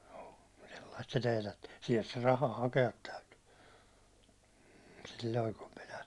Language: Finnish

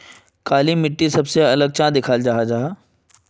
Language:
Magahi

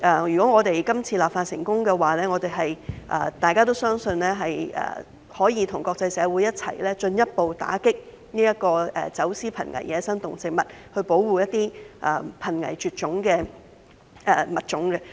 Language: Cantonese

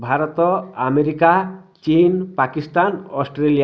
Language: Odia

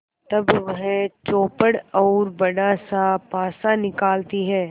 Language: Hindi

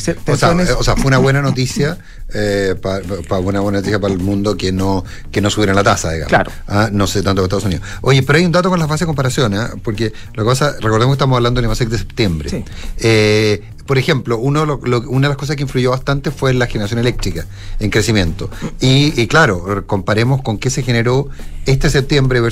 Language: Spanish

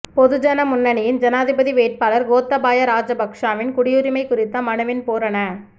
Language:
Tamil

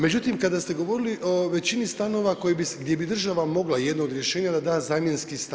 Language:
Croatian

